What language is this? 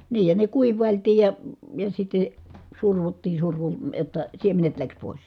Finnish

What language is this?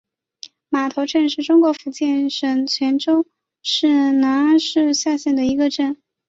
Chinese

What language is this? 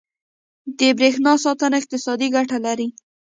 Pashto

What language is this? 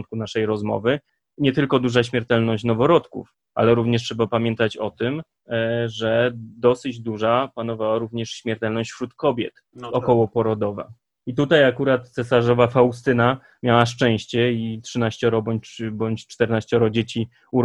Polish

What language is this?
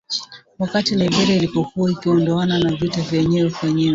Swahili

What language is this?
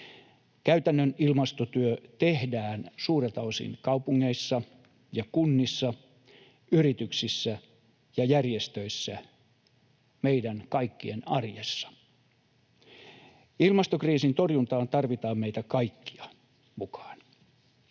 Finnish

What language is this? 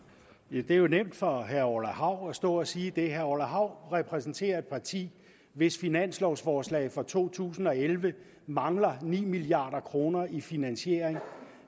Danish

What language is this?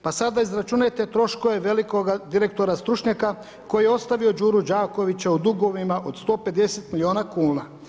Croatian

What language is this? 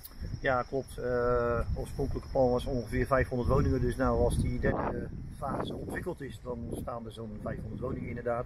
Dutch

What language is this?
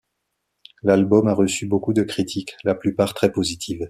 French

